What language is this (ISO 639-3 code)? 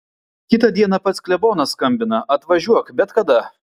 lit